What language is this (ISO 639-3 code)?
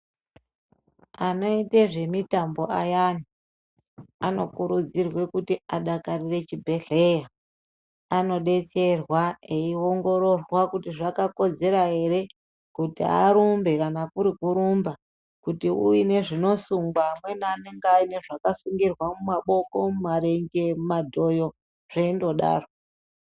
ndc